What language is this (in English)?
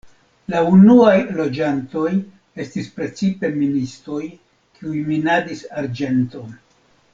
Esperanto